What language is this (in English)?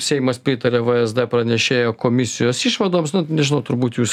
Lithuanian